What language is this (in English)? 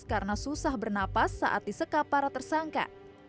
Indonesian